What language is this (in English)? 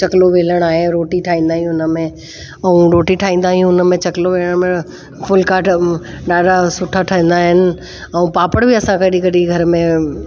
Sindhi